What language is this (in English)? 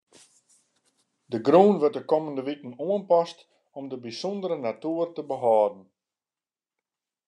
Western Frisian